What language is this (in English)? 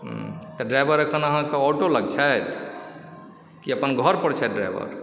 Maithili